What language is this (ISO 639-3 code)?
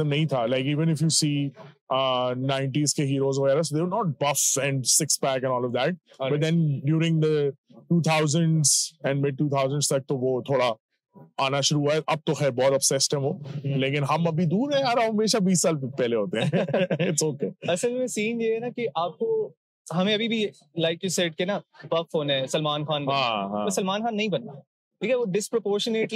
urd